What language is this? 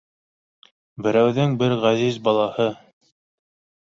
Bashkir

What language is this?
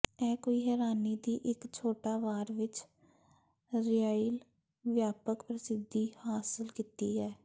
Punjabi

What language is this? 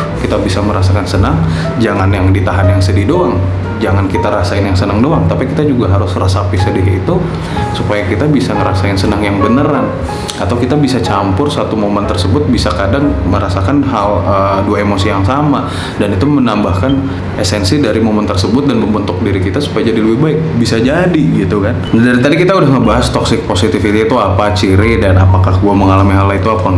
Indonesian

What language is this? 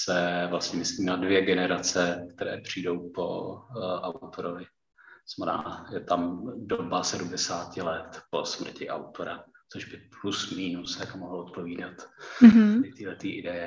Czech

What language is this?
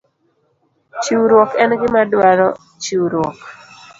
Luo (Kenya and Tanzania)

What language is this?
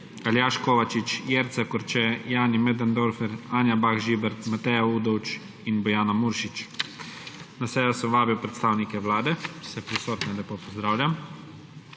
Slovenian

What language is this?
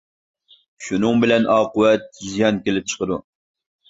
Uyghur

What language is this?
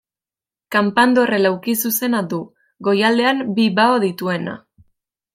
Basque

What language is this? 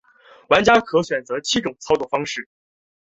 Chinese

